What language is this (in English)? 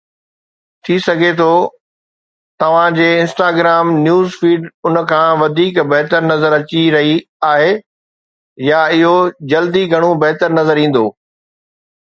Sindhi